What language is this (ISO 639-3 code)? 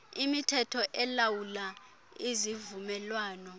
xho